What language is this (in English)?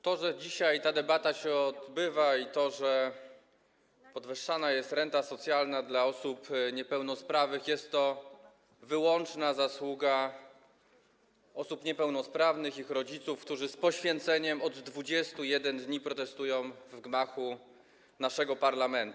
Polish